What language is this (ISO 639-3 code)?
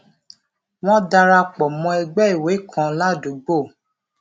yor